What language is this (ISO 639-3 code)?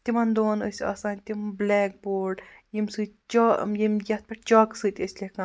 kas